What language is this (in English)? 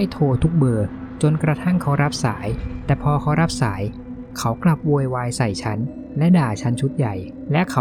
Thai